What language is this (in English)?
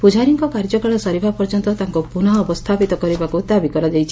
Odia